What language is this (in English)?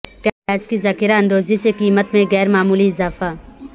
Urdu